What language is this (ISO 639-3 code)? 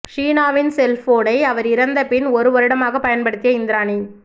tam